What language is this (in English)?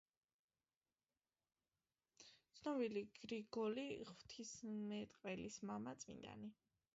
Georgian